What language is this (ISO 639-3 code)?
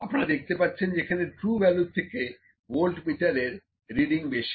ben